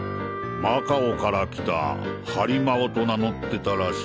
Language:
Japanese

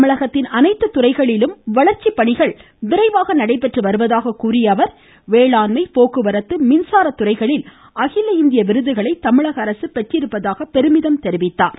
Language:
Tamil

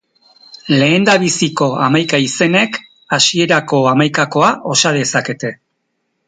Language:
Basque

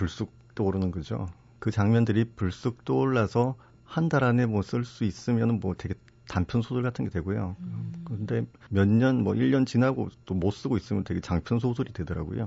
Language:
Korean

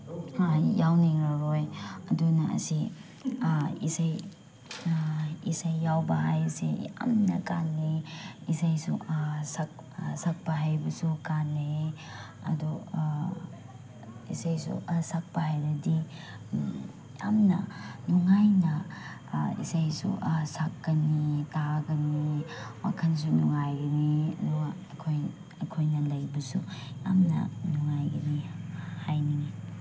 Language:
Manipuri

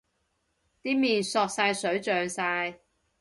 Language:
Cantonese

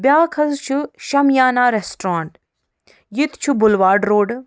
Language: Kashmiri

